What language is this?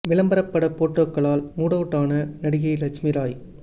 Tamil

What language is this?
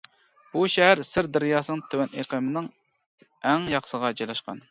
Uyghur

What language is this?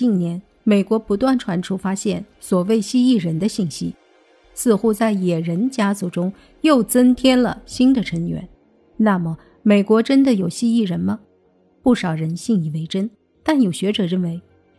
Chinese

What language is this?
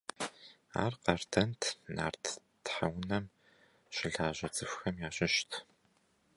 Kabardian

